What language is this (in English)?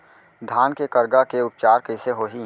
Chhattisgarhi